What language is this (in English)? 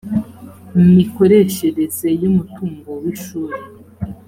Kinyarwanda